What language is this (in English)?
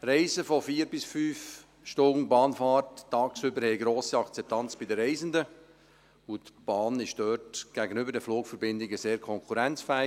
Swiss German